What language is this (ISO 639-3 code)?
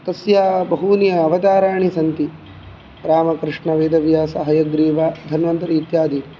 san